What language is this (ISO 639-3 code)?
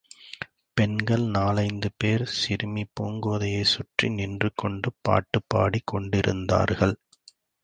tam